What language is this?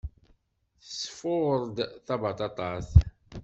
Kabyle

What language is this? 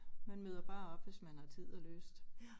Danish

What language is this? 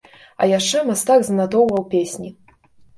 Belarusian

